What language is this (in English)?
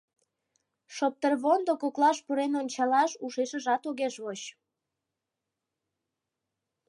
Mari